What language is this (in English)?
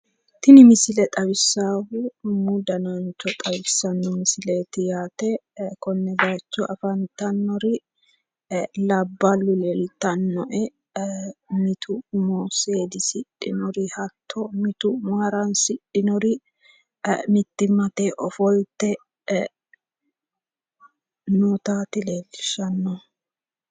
Sidamo